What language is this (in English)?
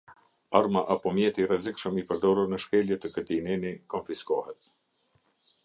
Albanian